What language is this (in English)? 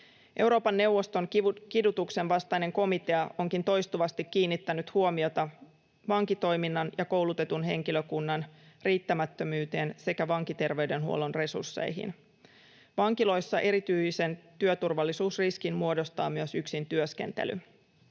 Finnish